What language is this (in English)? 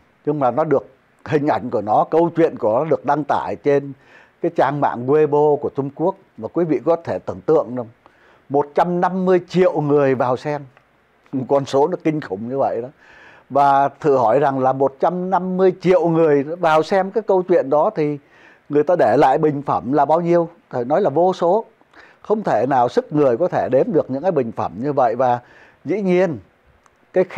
Vietnamese